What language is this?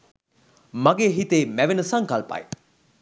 Sinhala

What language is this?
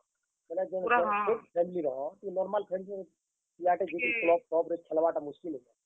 Odia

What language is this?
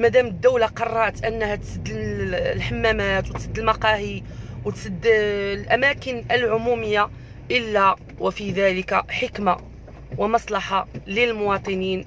Arabic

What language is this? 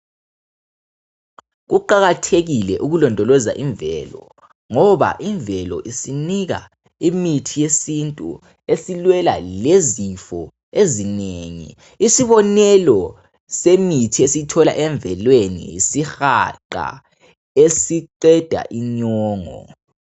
North Ndebele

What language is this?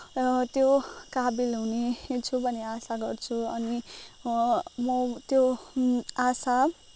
Nepali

